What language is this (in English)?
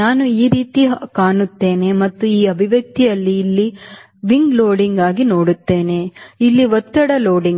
Kannada